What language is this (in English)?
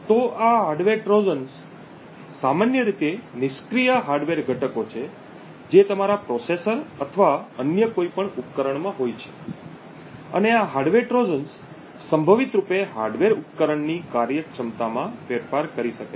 Gujarati